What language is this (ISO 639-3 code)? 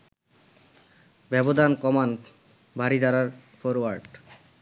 ben